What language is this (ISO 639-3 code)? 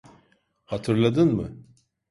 tur